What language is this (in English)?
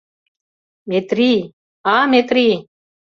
Mari